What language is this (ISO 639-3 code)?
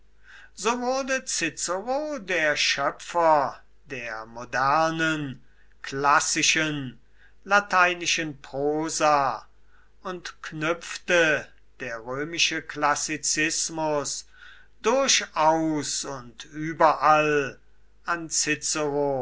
deu